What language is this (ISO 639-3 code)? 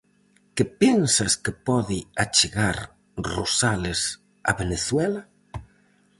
glg